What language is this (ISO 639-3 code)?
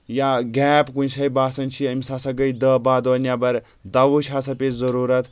kas